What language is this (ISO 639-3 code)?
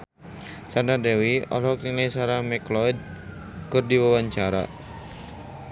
sun